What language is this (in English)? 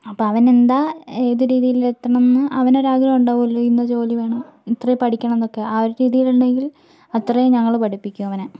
Malayalam